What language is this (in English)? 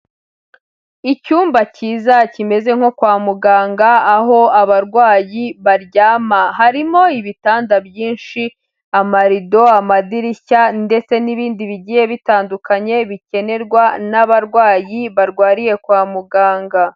Kinyarwanda